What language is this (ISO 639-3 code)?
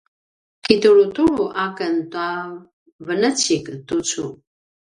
pwn